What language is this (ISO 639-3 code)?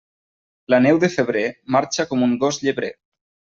cat